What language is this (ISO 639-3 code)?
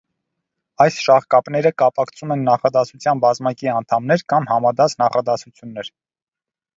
hye